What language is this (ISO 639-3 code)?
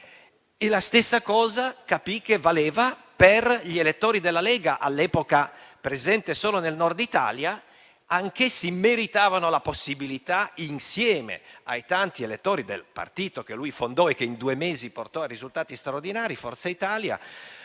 ita